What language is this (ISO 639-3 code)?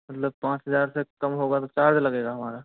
hin